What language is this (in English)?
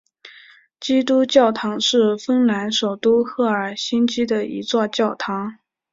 Chinese